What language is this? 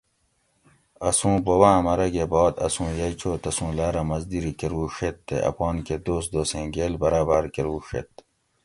Gawri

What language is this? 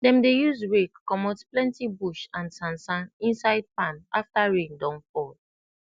Nigerian Pidgin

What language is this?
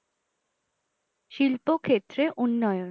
Bangla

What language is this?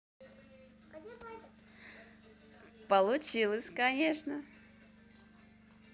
Russian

